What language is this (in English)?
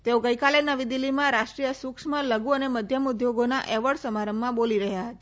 Gujarati